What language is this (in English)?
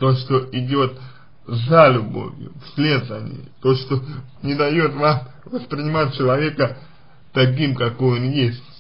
Russian